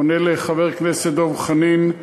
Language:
Hebrew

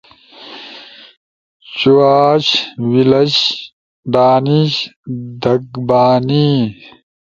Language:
Ushojo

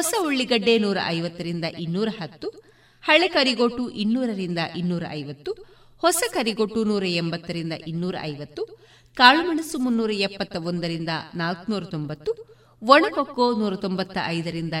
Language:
Kannada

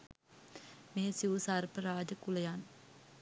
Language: Sinhala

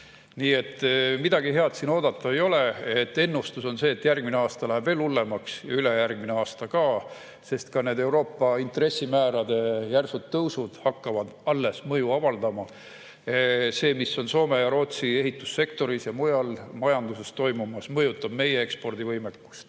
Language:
Estonian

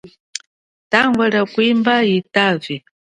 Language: Chokwe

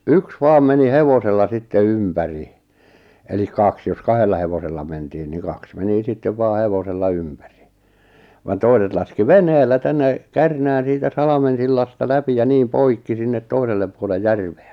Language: Finnish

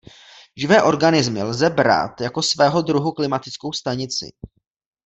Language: Czech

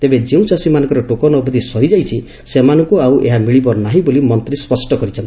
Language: Odia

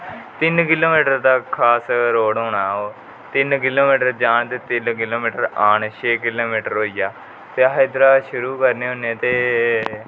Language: Dogri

